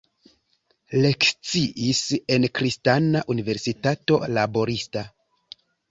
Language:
Esperanto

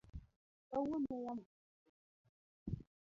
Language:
Luo (Kenya and Tanzania)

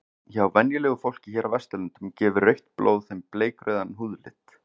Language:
Icelandic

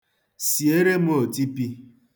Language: Igbo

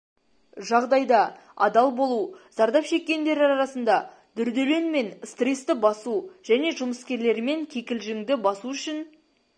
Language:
Kazakh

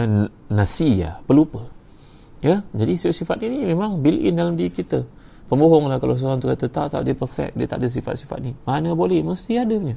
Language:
Malay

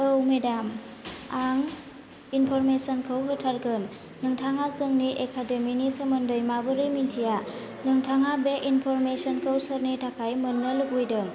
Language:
Bodo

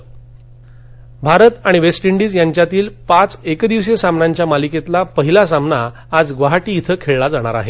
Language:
Marathi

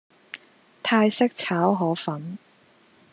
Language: Cantonese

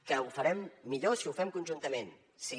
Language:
Catalan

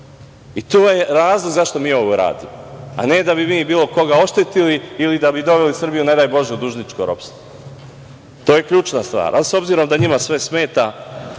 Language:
Serbian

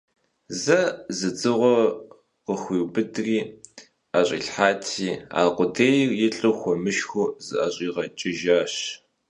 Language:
Kabardian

